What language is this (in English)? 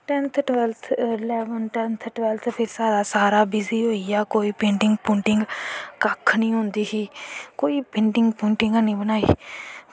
Dogri